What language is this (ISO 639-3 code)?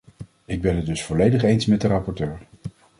nld